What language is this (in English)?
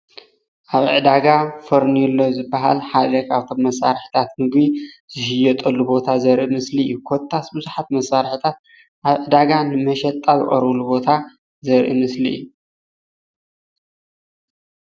Tigrinya